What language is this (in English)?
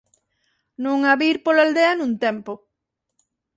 Galician